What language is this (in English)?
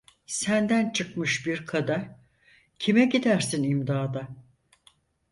Turkish